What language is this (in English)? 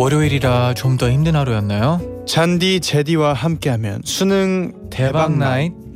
Korean